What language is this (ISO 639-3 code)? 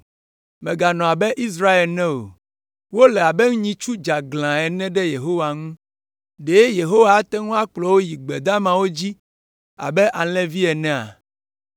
ewe